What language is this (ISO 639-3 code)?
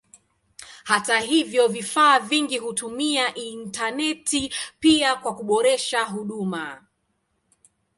swa